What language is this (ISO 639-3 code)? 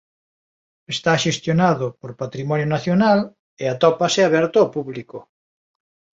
glg